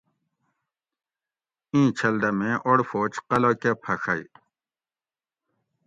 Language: Gawri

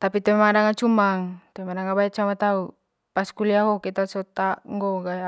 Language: Manggarai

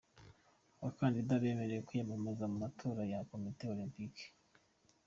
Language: Kinyarwanda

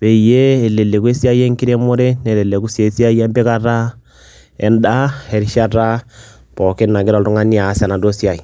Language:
Masai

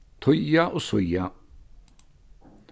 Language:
Faroese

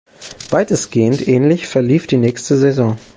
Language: German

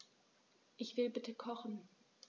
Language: German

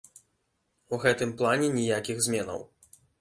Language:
Belarusian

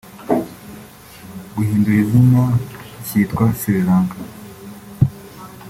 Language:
Kinyarwanda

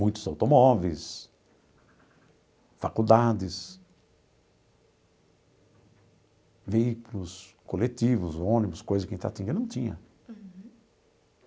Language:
Portuguese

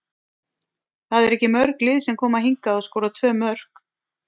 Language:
Icelandic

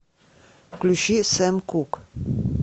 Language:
Russian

